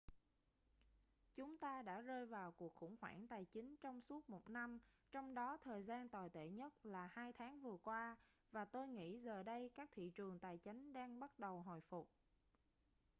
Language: Vietnamese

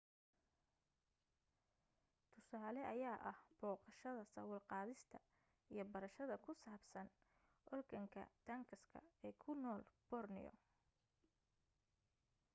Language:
Somali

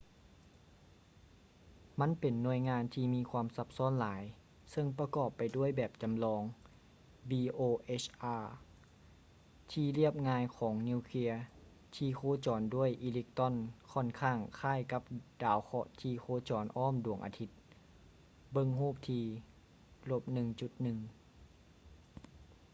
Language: Lao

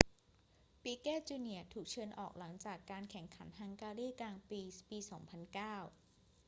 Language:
Thai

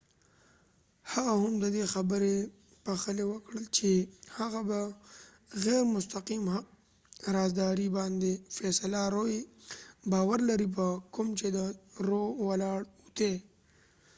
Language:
Pashto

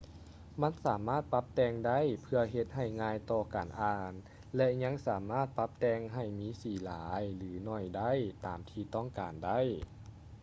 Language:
Lao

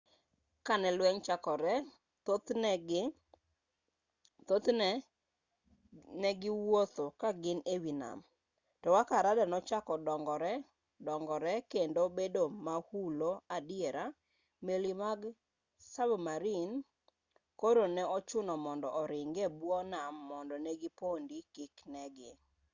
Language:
Luo (Kenya and Tanzania)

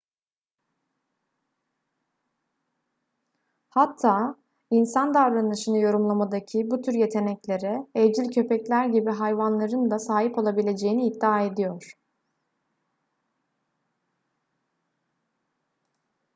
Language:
Turkish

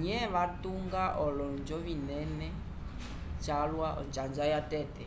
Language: Umbundu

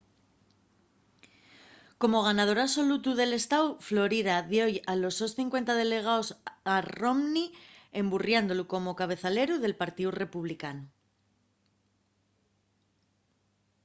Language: Asturian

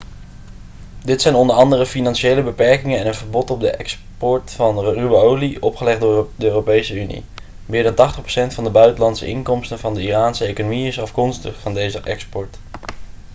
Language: Dutch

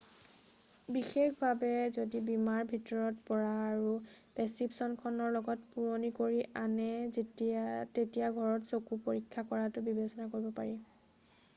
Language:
Assamese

